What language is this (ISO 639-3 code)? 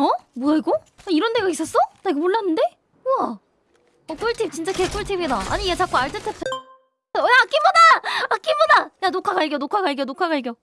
kor